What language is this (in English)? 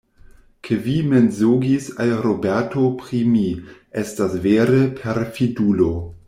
Esperanto